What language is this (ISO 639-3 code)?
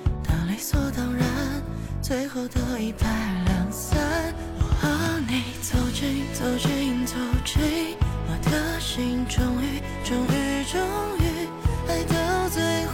zho